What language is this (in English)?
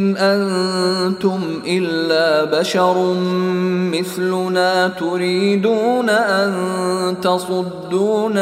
Arabic